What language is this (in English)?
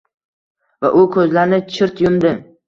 Uzbek